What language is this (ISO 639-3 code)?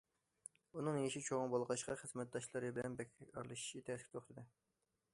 uig